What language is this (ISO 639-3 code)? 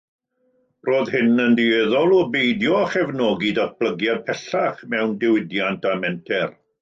cym